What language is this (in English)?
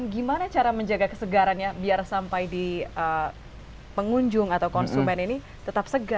Indonesian